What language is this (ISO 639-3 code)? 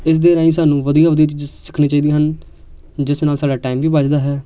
pan